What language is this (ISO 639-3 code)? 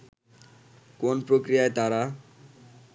ben